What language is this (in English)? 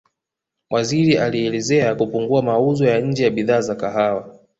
Swahili